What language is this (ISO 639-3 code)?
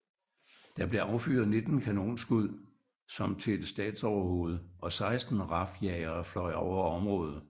dan